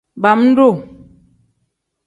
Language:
Tem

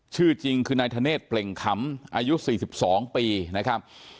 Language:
Thai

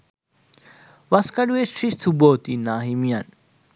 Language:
Sinhala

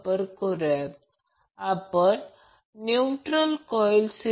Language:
Marathi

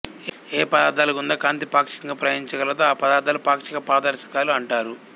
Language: Telugu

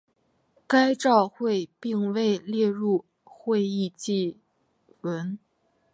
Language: Chinese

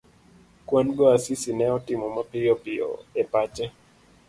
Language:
Luo (Kenya and Tanzania)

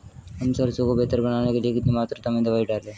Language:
Hindi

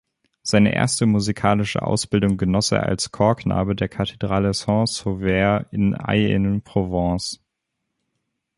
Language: German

